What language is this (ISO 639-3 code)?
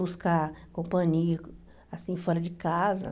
por